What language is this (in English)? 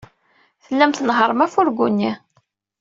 Kabyle